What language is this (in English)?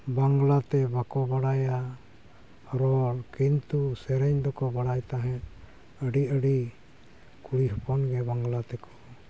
Santali